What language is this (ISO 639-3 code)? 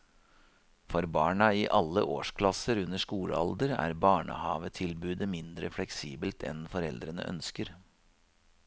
nor